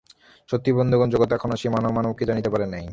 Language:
Bangla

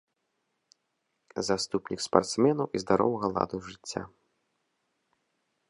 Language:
Belarusian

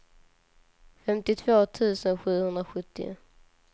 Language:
Swedish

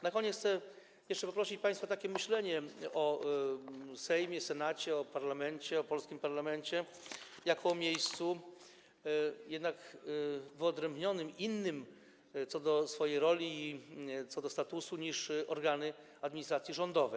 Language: Polish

